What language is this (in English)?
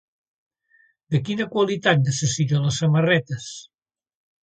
Catalan